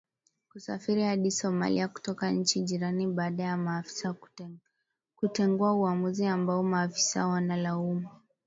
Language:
Swahili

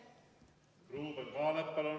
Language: Estonian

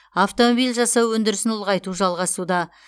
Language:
Kazakh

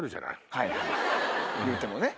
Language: Japanese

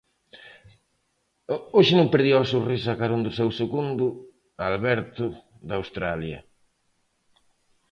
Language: Galician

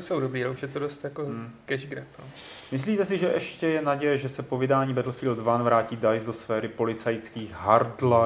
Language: Czech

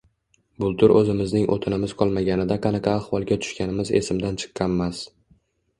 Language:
Uzbek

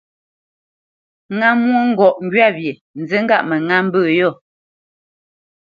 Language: Bamenyam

